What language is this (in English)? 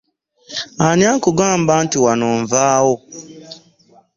Ganda